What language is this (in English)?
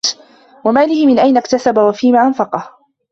Arabic